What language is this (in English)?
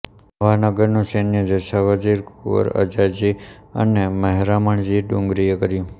Gujarati